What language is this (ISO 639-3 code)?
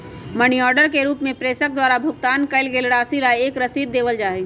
mag